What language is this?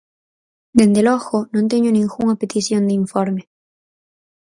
Galician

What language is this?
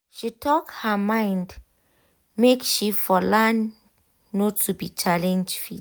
Nigerian Pidgin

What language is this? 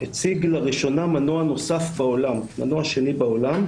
Hebrew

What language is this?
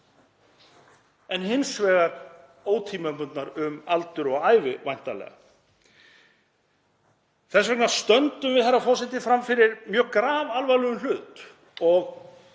Icelandic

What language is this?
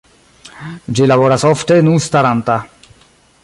Esperanto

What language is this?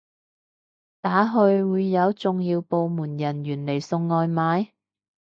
Cantonese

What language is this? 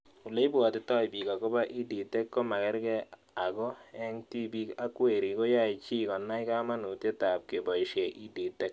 Kalenjin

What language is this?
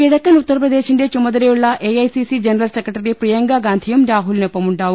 Malayalam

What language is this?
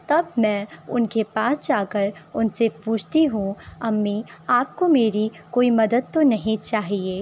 Urdu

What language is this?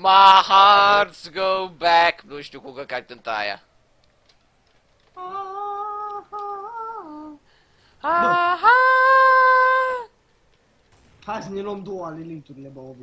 Romanian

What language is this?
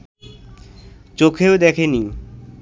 Bangla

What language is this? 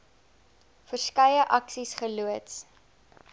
Afrikaans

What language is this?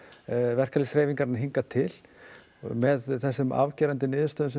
Icelandic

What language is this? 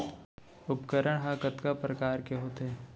Chhattisgarhi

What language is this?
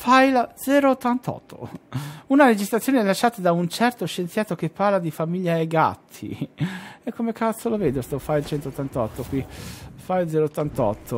Italian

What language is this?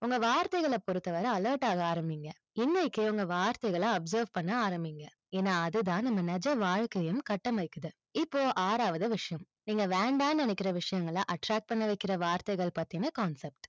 Tamil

